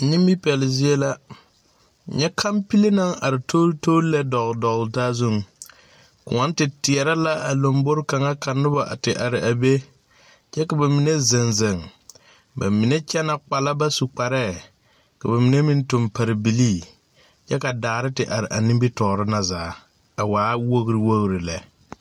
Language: Southern Dagaare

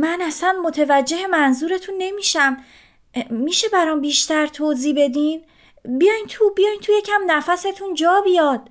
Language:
Persian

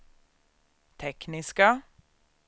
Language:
Swedish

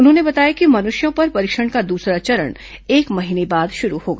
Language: Hindi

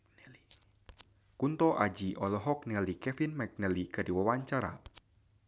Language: Sundanese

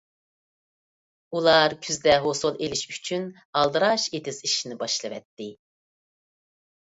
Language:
Uyghur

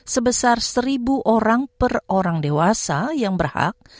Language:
Indonesian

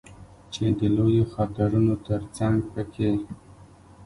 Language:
Pashto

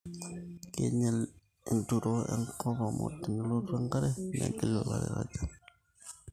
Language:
Masai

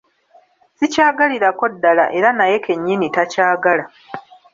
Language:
Ganda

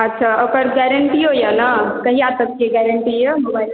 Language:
Maithili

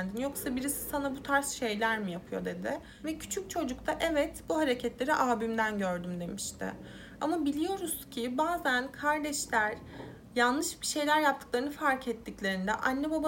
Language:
Turkish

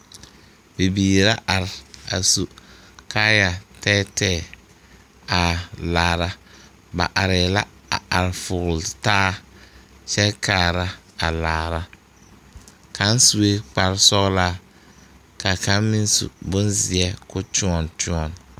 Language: Southern Dagaare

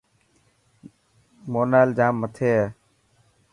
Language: Dhatki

